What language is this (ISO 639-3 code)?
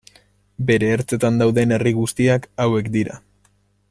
eus